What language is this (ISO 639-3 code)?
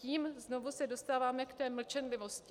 ces